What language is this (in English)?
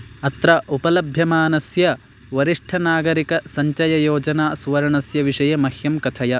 Sanskrit